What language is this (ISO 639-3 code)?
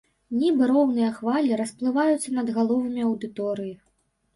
bel